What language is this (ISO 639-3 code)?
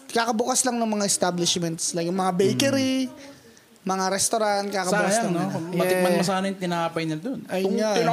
fil